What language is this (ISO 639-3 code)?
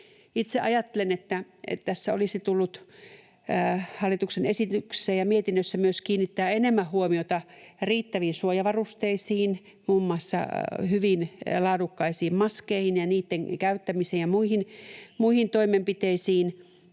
fin